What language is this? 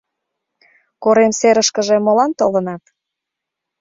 Mari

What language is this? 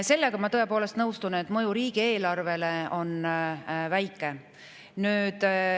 Estonian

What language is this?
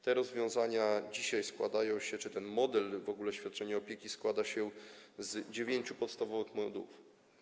Polish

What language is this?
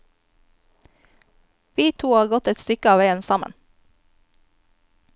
Norwegian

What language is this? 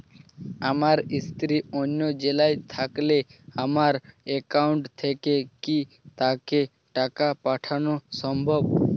Bangla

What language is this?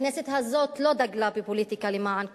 Hebrew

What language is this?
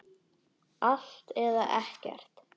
Icelandic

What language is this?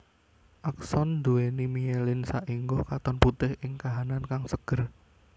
Javanese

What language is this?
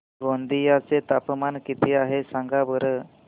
Marathi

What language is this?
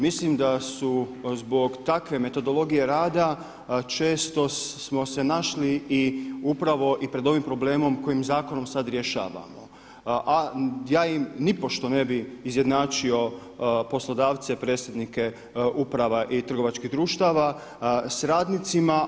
Croatian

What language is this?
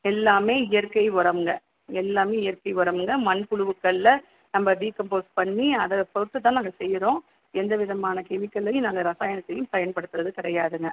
Tamil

